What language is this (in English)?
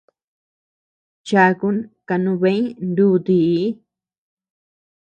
Tepeuxila Cuicatec